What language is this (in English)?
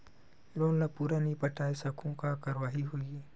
Chhattisgarhi